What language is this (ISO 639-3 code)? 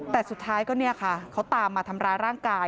tha